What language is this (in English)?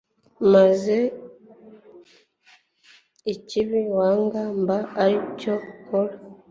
Kinyarwanda